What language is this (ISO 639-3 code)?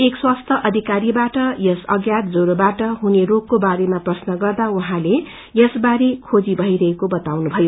nep